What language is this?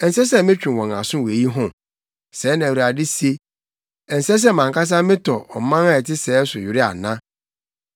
Akan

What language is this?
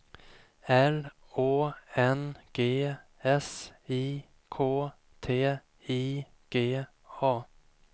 Swedish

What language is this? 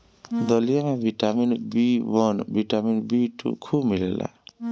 Bhojpuri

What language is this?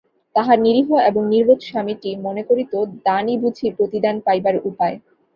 Bangla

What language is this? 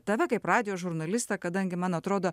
Lithuanian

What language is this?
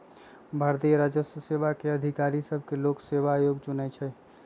Magahi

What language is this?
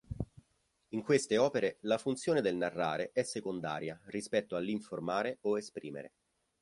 Italian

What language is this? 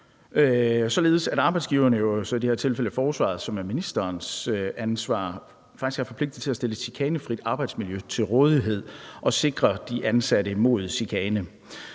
Danish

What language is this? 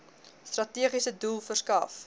Afrikaans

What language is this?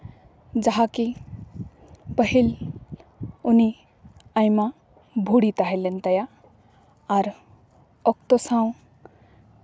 Santali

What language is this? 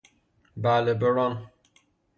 Persian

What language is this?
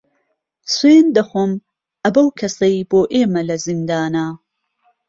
Central Kurdish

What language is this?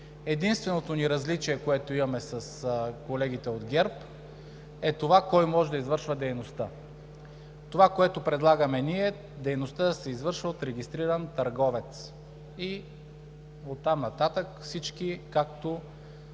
Bulgarian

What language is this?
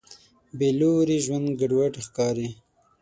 Pashto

